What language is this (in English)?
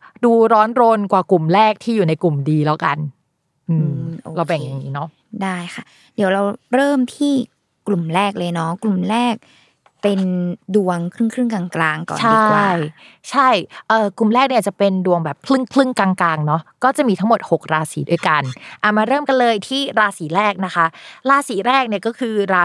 Thai